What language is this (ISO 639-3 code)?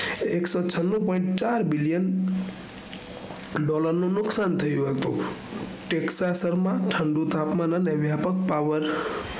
guj